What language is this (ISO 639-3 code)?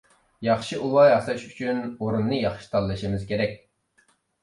uig